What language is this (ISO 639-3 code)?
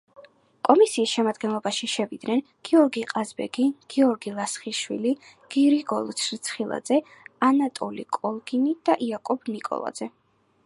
kat